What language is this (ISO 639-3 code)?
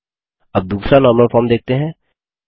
hin